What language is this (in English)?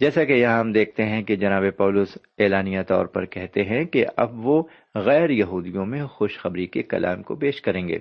Urdu